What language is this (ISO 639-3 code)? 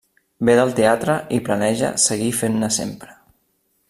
cat